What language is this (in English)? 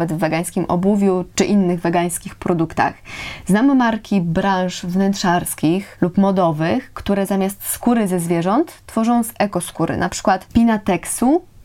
Polish